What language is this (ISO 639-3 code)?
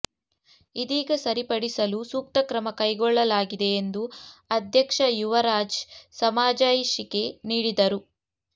kan